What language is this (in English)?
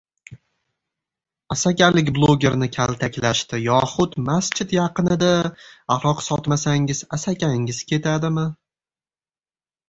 Uzbek